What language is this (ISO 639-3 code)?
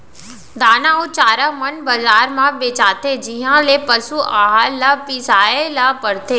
hne